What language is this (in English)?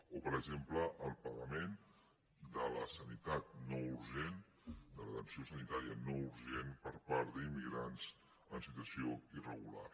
Catalan